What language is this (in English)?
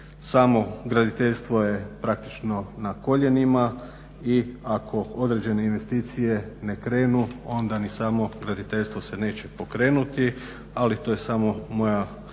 Croatian